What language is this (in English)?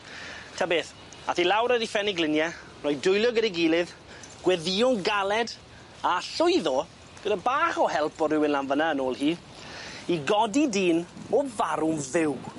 Welsh